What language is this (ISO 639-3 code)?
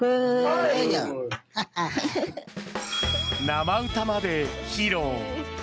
jpn